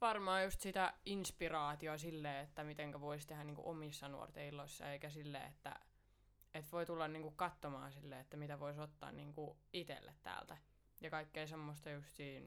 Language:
Finnish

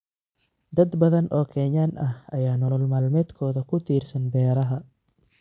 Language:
Somali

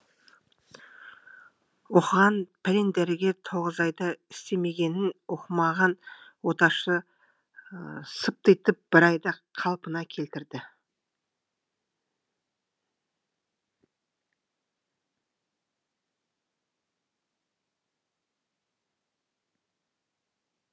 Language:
Kazakh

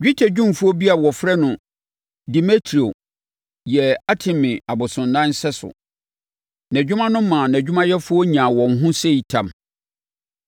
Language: Akan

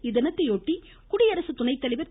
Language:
Tamil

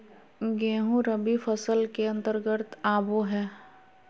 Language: Magahi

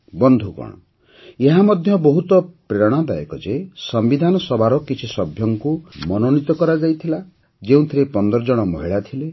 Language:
Odia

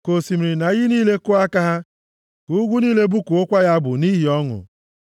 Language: Igbo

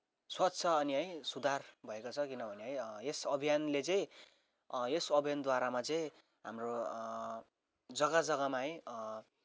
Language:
Nepali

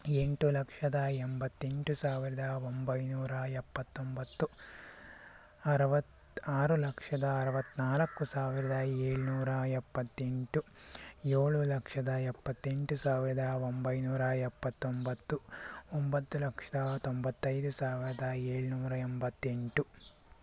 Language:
Kannada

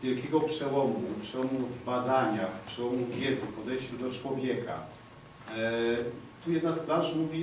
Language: Polish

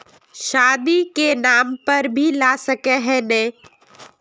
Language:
Magahi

